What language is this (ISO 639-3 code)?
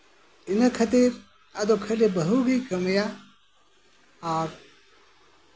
sat